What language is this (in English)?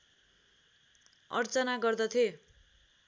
Nepali